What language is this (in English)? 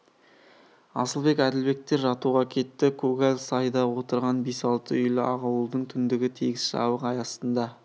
Kazakh